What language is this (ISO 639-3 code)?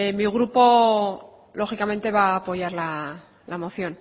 spa